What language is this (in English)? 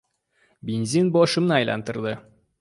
Uzbek